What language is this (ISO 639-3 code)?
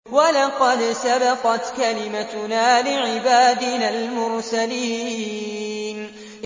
ara